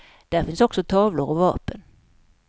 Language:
Swedish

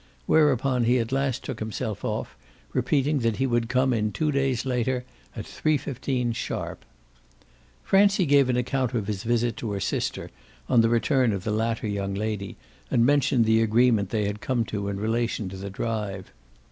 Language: English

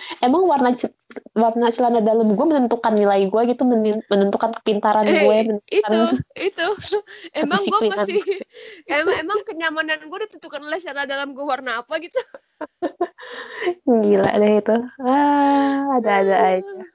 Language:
Indonesian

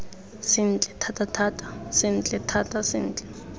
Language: Tswana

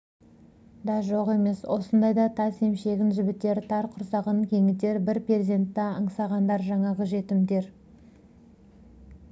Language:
Kazakh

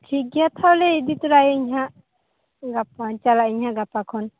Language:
Santali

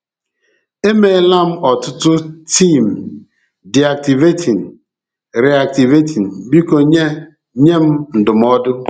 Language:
Igbo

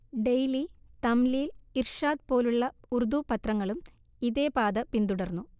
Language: Malayalam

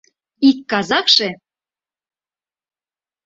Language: Mari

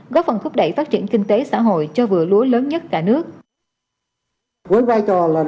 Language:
Vietnamese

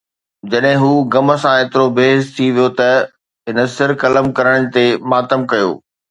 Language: Sindhi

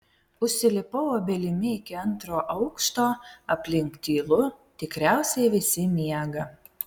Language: Lithuanian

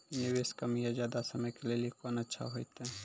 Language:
Maithili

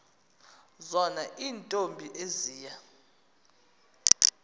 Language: Xhosa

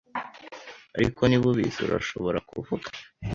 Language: Kinyarwanda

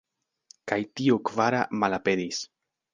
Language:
Esperanto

